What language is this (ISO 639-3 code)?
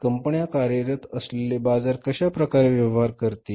mar